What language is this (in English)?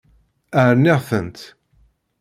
Kabyle